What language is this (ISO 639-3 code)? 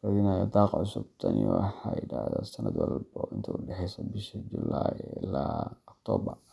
som